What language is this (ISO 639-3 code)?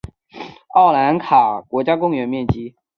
zho